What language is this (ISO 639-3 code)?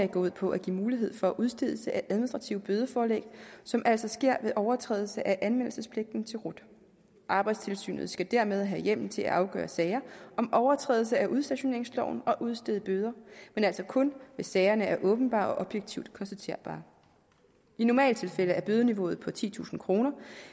dan